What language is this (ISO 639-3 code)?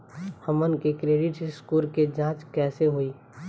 bho